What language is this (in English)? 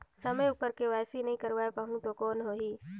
Chhattisgarhi